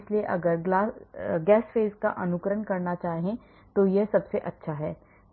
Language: Hindi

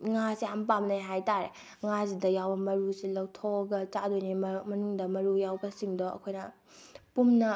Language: Manipuri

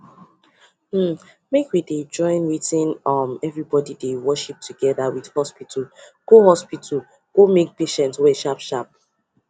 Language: Nigerian Pidgin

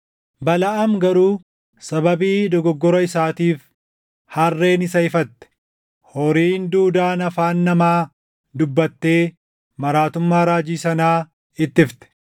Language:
Oromo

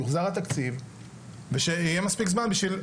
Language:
Hebrew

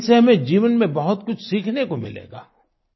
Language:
Hindi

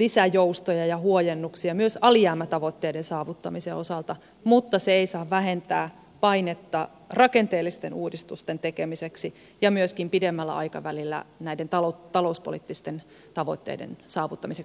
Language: Finnish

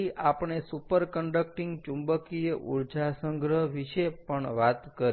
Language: Gujarati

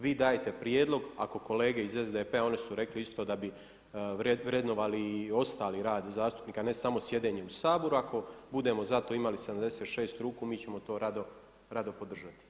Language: Croatian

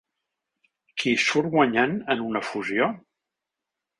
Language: Catalan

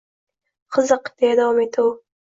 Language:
Uzbek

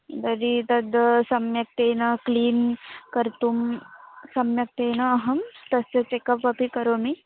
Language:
Sanskrit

